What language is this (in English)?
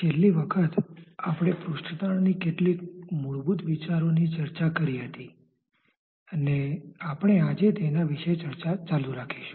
Gujarati